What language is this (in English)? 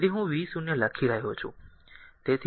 Gujarati